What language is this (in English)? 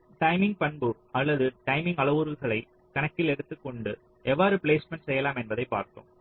Tamil